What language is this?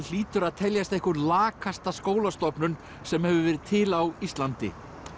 Icelandic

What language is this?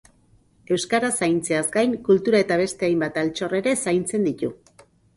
Basque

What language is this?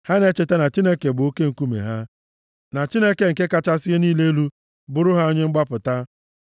Igbo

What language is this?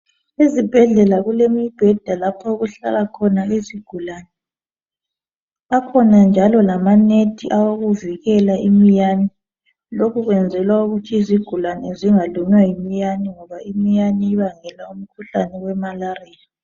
North Ndebele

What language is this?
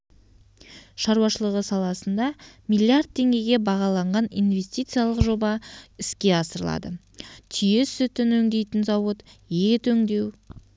Kazakh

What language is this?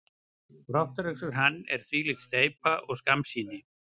Icelandic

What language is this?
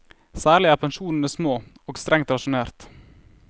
Norwegian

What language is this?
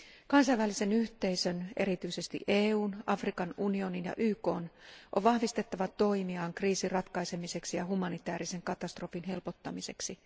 Finnish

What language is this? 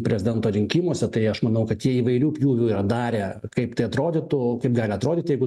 Lithuanian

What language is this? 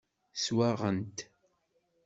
Kabyle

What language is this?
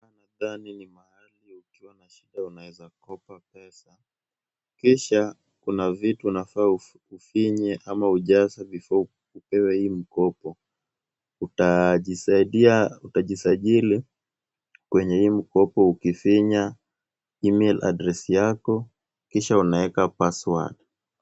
Swahili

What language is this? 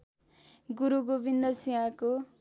Nepali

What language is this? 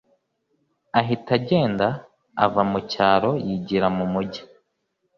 Kinyarwanda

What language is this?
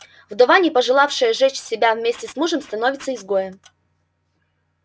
Russian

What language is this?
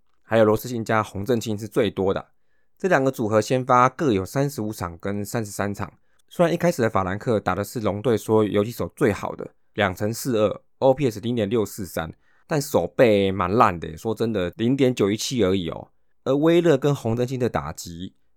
Chinese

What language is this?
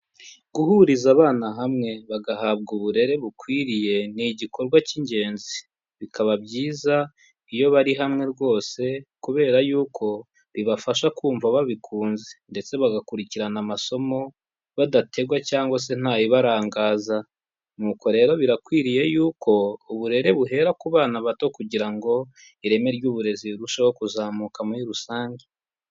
Kinyarwanda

